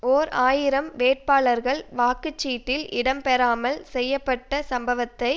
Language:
Tamil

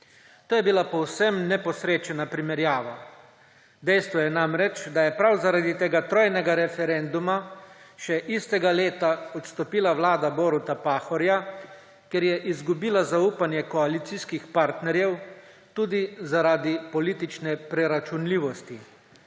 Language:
Slovenian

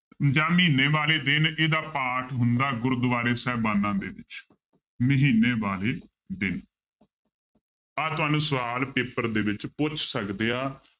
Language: Punjabi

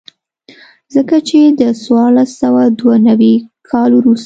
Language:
Pashto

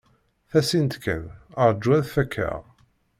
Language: Kabyle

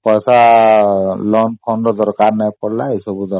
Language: Odia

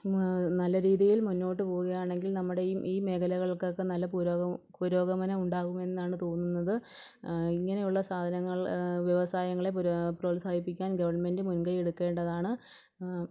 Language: Malayalam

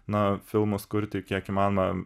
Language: Lithuanian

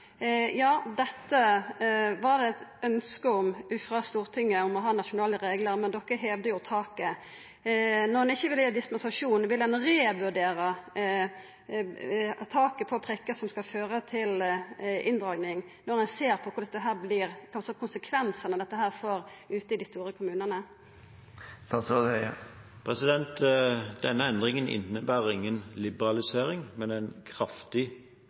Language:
Norwegian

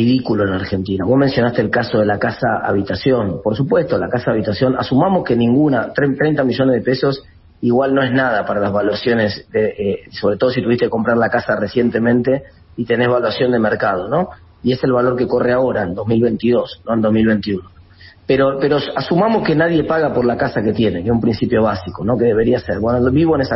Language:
Spanish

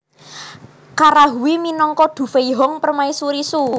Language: Javanese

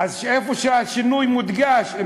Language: Hebrew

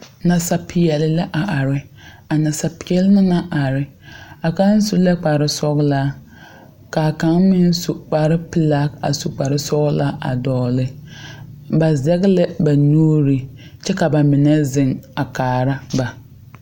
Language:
Southern Dagaare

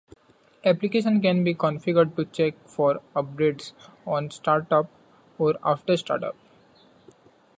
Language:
English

